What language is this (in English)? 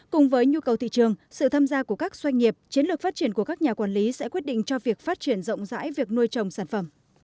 Vietnamese